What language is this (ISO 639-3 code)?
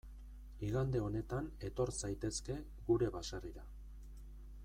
eus